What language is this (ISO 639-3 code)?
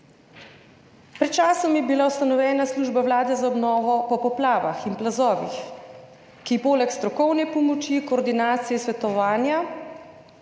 slv